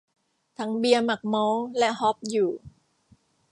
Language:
Thai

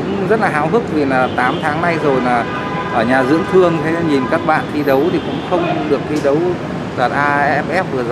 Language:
Vietnamese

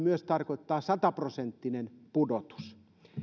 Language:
Finnish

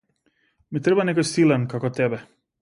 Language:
Macedonian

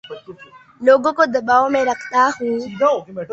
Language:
Urdu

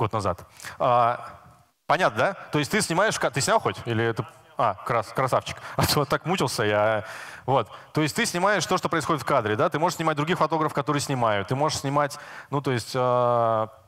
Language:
Russian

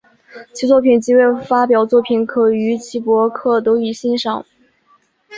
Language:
Chinese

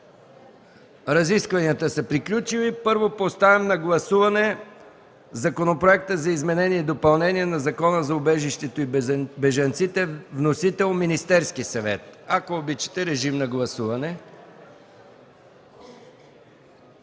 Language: Bulgarian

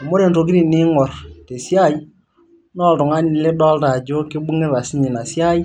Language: Masai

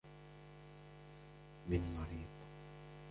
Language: Arabic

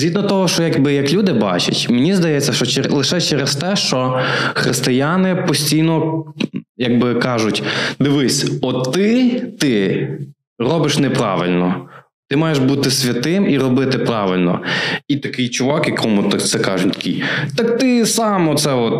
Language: Ukrainian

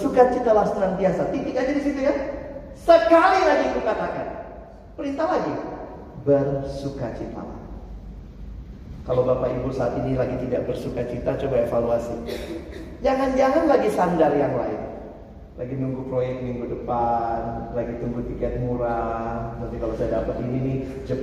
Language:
Indonesian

